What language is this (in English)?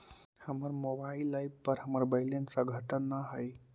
Magahi